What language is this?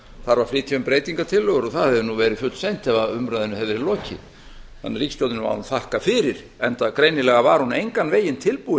Icelandic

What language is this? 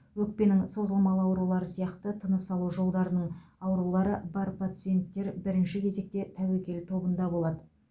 Kazakh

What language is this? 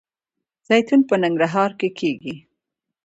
Pashto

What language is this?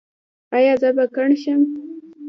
Pashto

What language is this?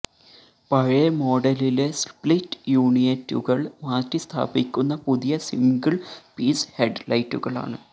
Malayalam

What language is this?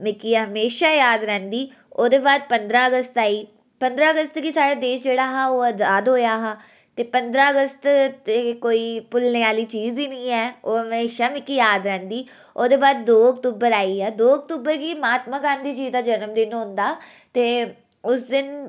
Dogri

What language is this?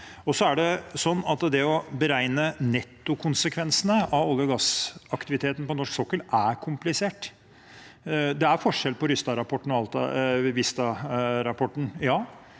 Norwegian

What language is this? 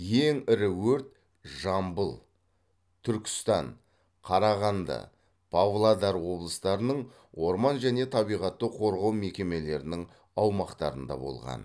Kazakh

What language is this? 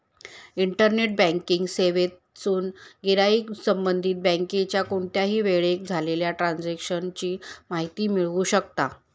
Marathi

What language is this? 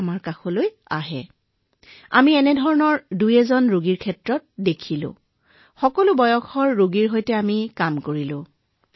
Assamese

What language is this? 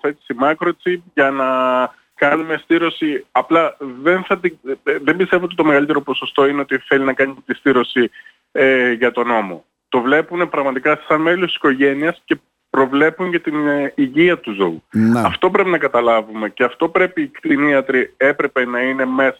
Greek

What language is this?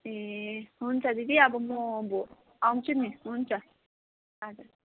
Nepali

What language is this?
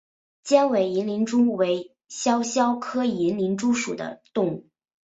Chinese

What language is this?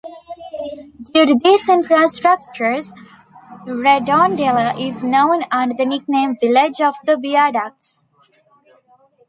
English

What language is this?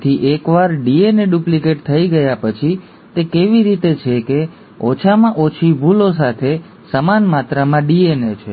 Gujarati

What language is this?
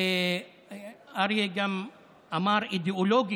Hebrew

